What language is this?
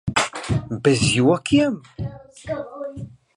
Latvian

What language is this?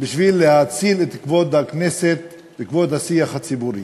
Hebrew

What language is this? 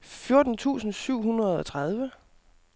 Danish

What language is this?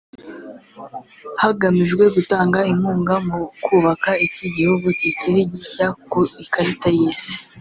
Kinyarwanda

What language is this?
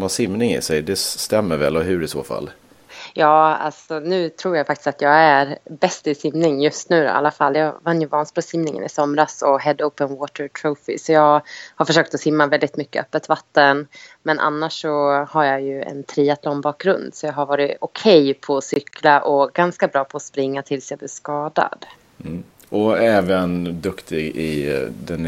Swedish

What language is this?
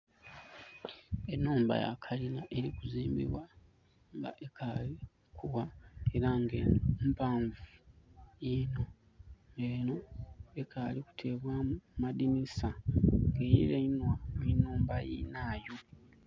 Soga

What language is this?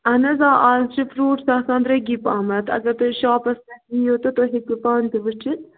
Kashmiri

